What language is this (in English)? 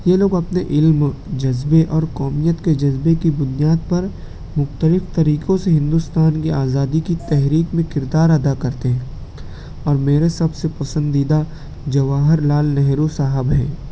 Urdu